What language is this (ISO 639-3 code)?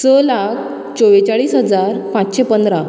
kok